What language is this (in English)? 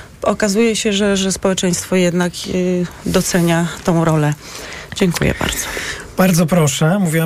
Polish